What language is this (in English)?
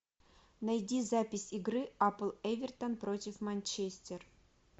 Russian